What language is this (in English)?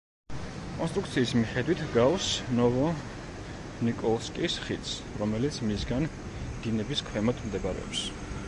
Georgian